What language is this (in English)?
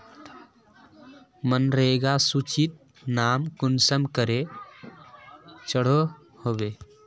Magahi